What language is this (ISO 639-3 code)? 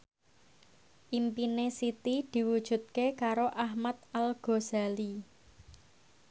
jav